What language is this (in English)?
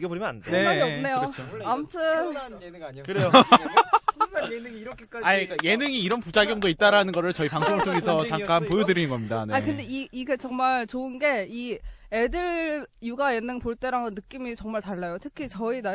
Korean